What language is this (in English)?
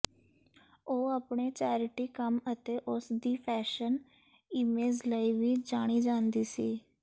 Punjabi